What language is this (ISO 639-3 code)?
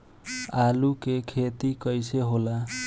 bho